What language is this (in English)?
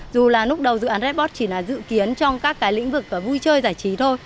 Vietnamese